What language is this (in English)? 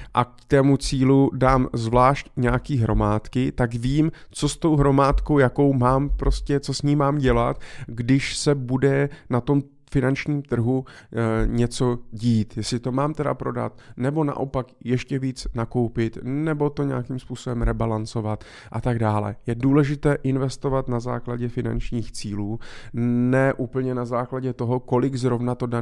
Czech